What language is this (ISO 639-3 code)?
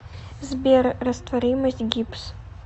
rus